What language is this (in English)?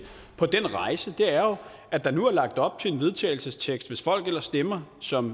Danish